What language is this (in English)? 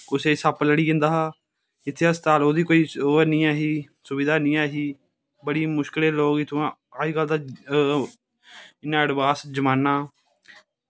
Dogri